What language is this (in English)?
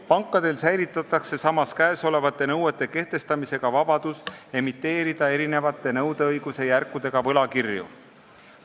Estonian